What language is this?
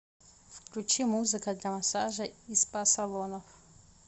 Russian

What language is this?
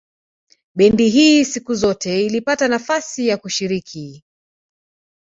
Swahili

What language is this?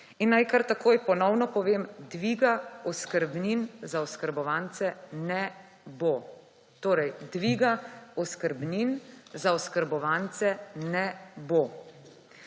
Slovenian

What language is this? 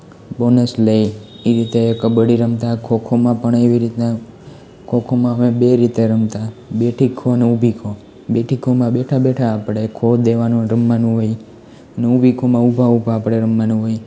Gujarati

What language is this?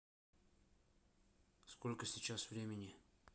Russian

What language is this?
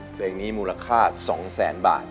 Thai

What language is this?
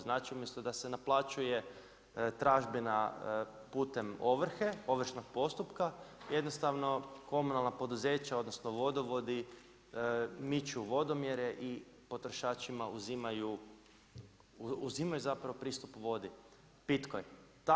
Croatian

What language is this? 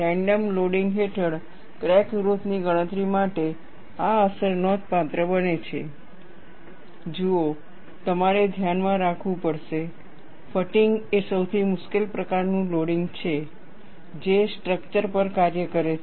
Gujarati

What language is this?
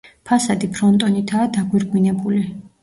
Georgian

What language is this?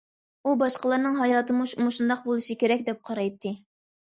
Uyghur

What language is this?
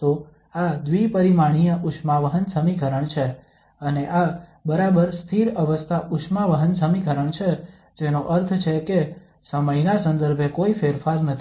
Gujarati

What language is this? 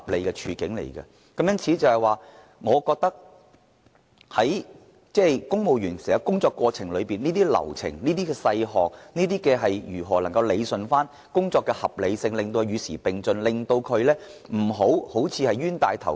Cantonese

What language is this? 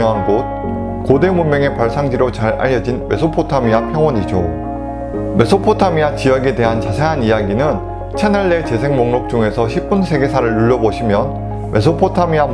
Korean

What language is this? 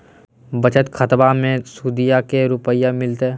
Magahi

